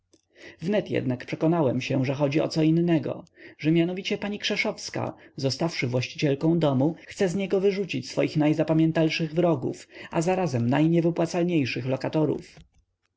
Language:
Polish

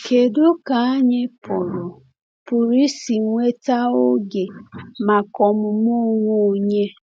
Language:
Igbo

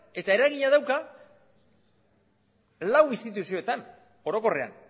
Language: Basque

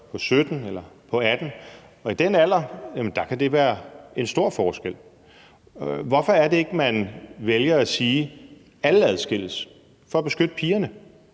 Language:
Danish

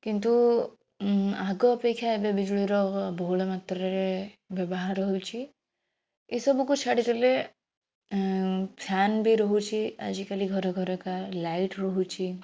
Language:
Odia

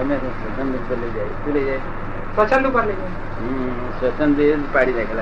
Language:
Gujarati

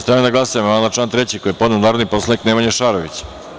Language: Serbian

